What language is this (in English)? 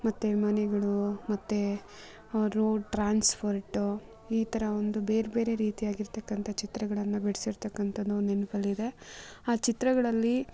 Kannada